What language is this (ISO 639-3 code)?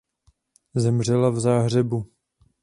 ces